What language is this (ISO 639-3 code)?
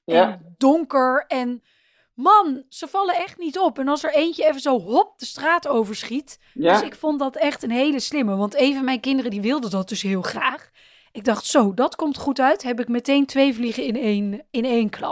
nld